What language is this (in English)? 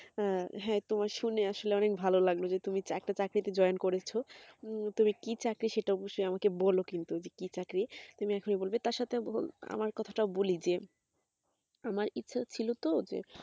Bangla